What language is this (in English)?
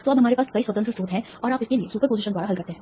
Hindi